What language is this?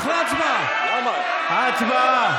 Hebrew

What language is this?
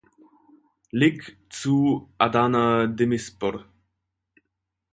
German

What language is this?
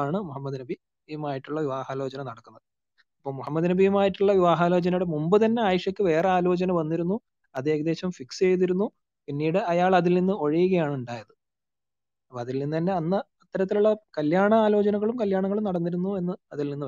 Malayalam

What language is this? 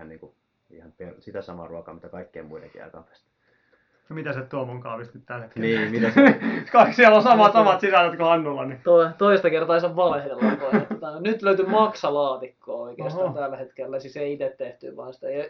Finnish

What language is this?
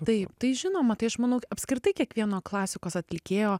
Lithuanian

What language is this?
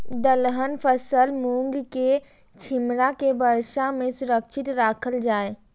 Maithili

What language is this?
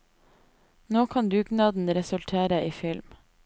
Norwegian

